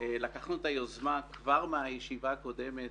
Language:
Hebrew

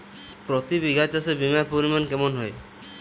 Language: Bangla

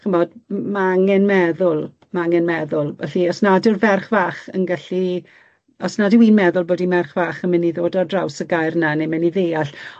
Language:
Welsh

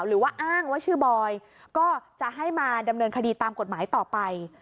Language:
Thai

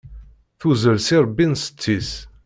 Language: Kabyle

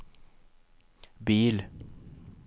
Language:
Swedish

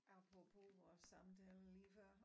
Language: Danish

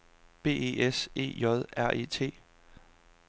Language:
Danish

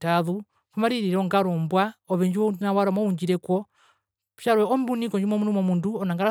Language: Herero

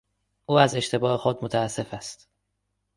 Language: Persian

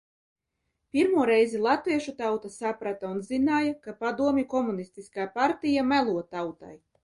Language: Latvian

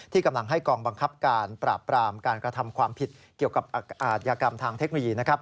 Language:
Thai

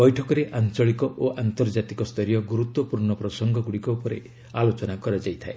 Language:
Odia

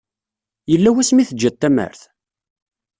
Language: Kabyle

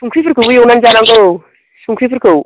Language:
Bodo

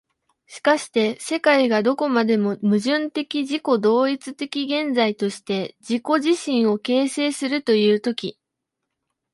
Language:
Japanese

